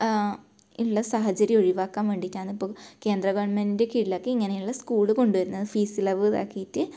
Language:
Malayalam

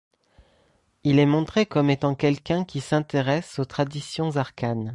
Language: French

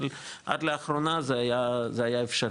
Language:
Hebrew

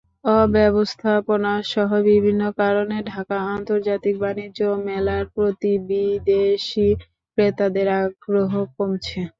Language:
Bangla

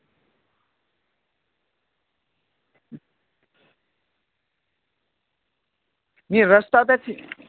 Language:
Dogri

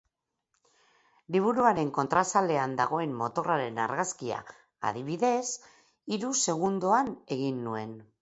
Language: Basque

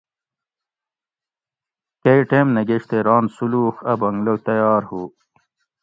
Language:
Gawri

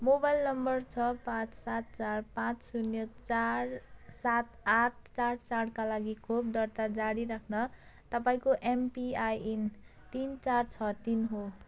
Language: Nepali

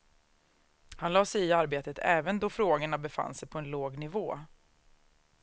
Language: Swedish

